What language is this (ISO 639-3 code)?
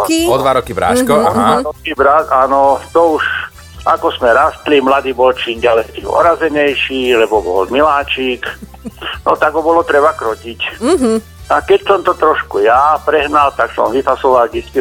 slk